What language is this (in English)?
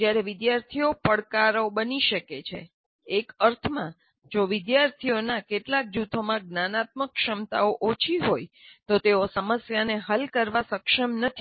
Gujarati